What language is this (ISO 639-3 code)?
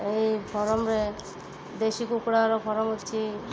ori